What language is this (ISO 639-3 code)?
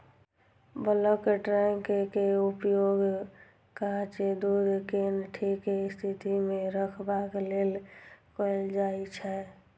mai